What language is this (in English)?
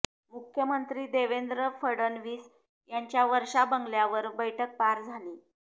Marathi